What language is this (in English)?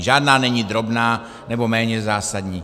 Czech